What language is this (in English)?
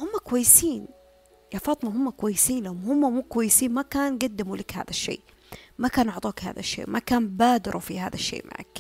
Arabic